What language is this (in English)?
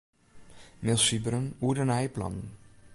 Western Frisian